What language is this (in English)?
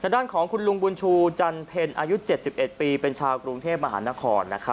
Thai